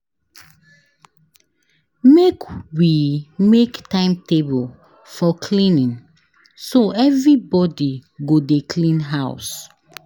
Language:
Nigerian Pidgin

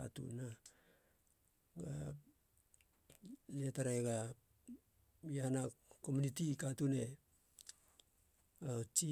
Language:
Halia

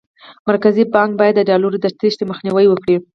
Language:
Pashto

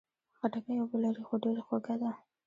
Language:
Pashto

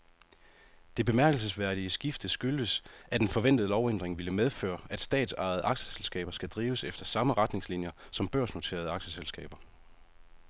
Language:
Danish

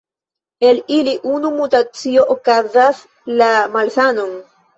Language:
Esperanto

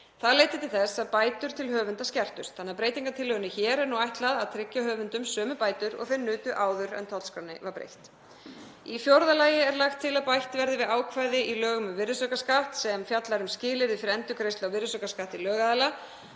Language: Icelandic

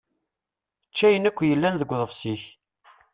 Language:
Kabyle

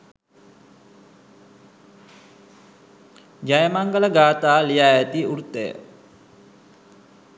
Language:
Sinhala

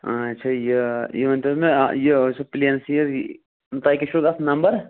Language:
Kashmiri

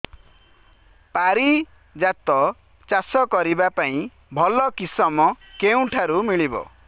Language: Odia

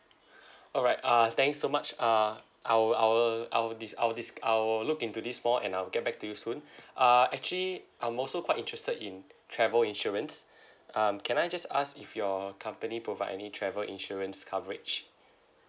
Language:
English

